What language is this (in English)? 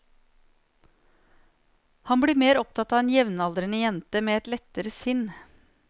Norwegian